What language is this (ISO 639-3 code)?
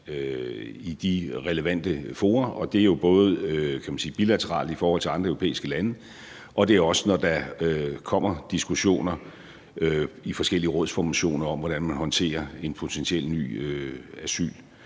dan